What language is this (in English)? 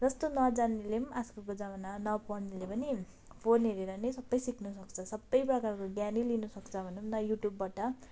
Nepali